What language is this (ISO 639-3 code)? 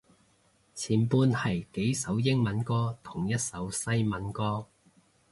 yue